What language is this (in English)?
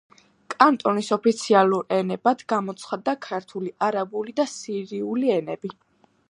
Georgian